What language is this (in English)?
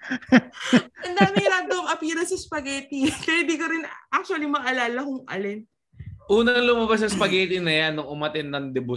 Filipino